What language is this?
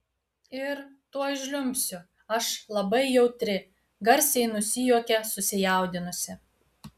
Lithuanian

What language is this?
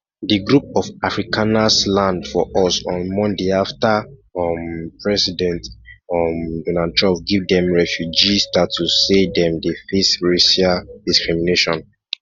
Nigerian Pidgin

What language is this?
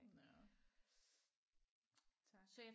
Danish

